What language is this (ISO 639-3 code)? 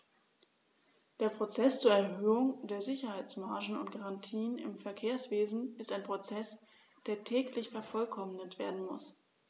deu